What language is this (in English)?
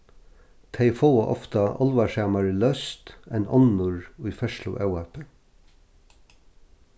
Faroese